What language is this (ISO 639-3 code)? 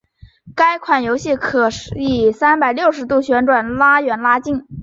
zho